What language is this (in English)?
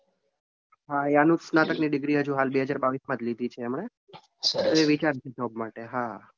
Gujarati